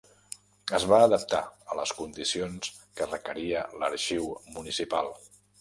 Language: Catalan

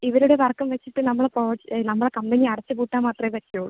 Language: Malayalam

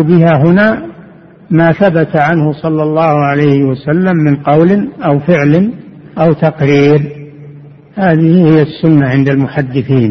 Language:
Arabic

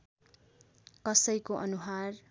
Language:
Nepali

